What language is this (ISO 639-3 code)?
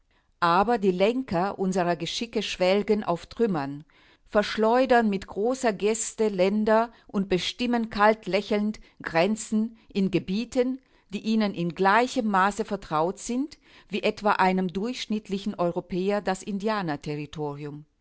deu